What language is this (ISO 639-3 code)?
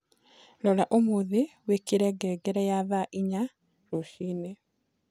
kik